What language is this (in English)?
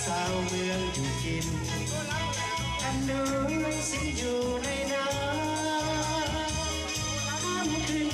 Thai